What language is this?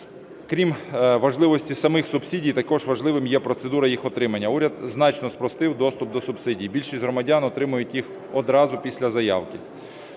Ukrainian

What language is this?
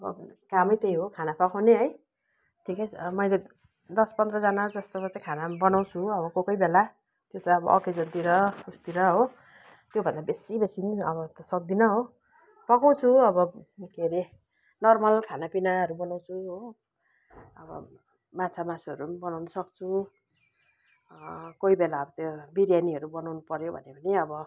Nepali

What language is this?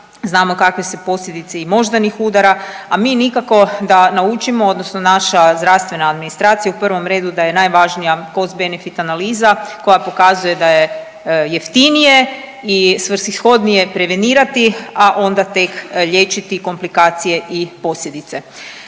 Croatian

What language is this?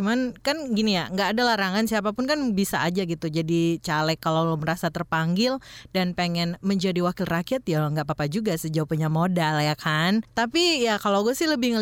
Indonesian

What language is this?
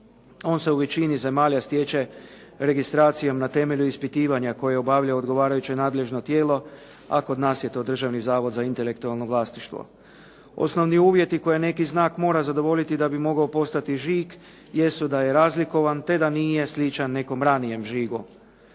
Croatian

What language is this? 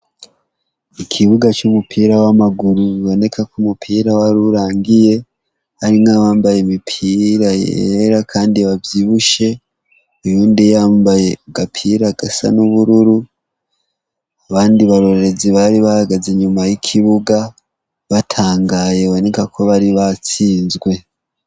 Rundi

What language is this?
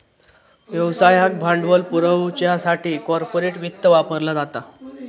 Marathi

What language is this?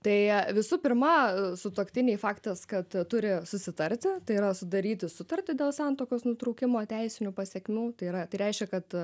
Lithuanian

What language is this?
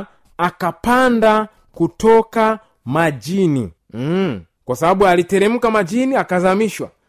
Swahili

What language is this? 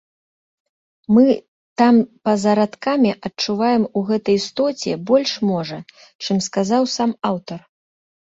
Belarusian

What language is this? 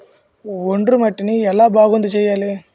Telugu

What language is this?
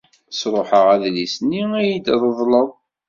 Kabyle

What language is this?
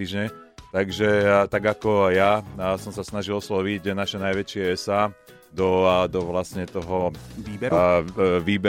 Slovak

